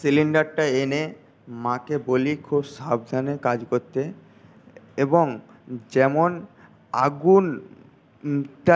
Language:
Bangla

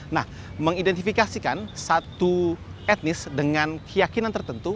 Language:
Indonesian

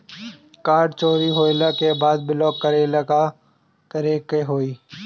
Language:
Bhojpuri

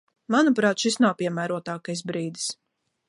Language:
Latvian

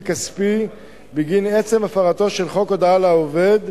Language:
Hebrew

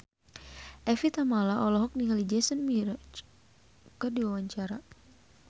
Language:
Sundanese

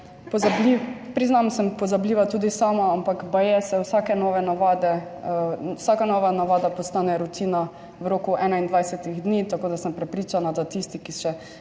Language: Slovenian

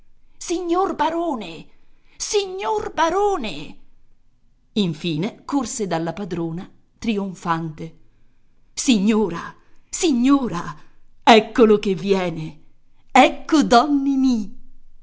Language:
Italian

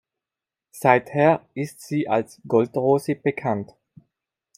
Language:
German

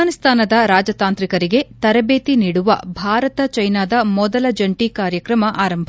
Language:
Kannada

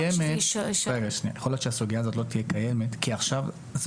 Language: Hebrew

